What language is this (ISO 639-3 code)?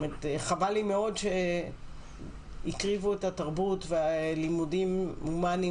heb